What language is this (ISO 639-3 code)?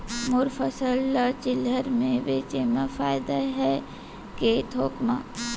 hne